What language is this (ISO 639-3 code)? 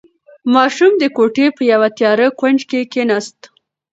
pus